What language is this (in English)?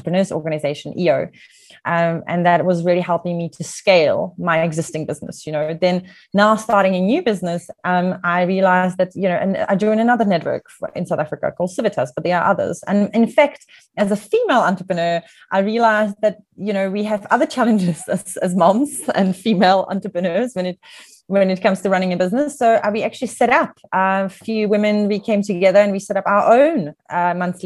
English